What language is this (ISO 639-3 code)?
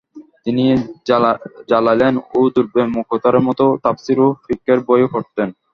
ben